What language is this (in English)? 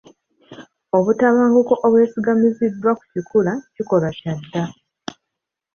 Ganda